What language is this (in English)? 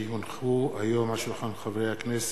Hebrew